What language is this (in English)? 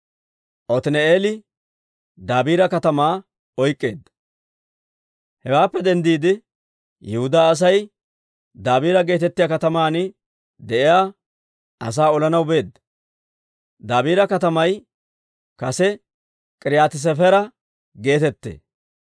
Dawro